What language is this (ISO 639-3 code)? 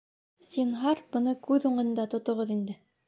bak